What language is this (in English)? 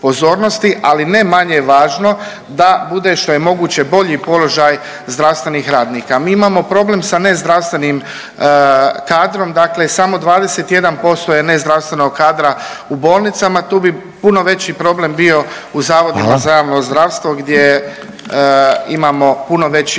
Croatian